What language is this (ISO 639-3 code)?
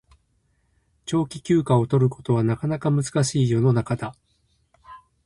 jpn